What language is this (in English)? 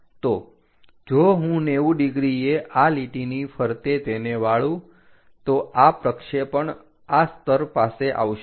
Gujarati